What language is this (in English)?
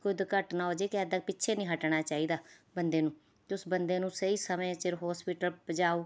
Punjabi